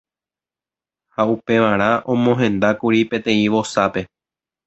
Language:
Guarani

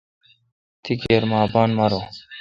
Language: Kalkoti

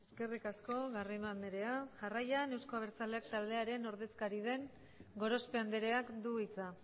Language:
Basque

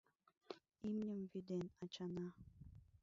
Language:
Mari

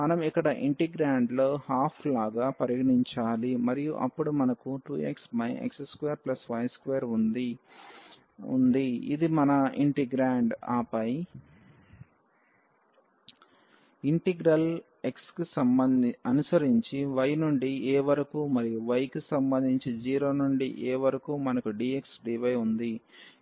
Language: Telugu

